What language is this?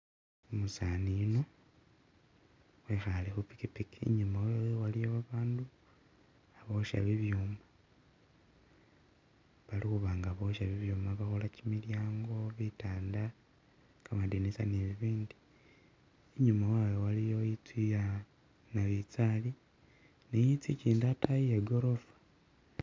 Masaaba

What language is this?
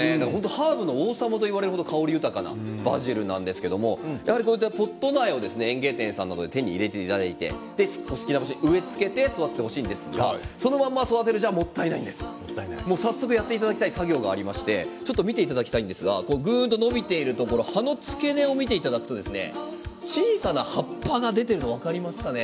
Japanese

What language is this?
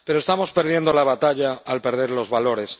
Spanish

